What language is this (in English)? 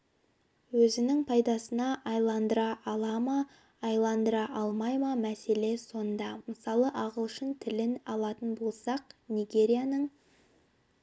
Kazakh